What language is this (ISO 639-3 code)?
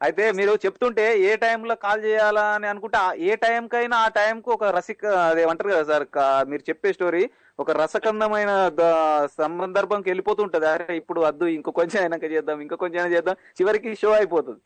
tel